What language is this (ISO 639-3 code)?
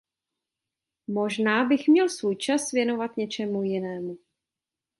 ces